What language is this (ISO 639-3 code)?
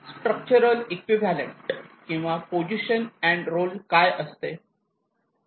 mar